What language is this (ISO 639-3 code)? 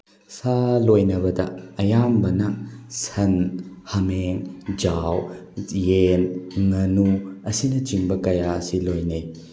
mni